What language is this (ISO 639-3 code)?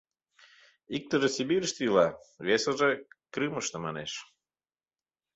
chm